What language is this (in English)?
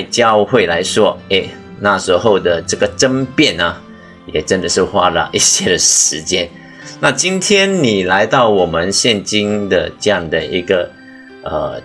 Chinese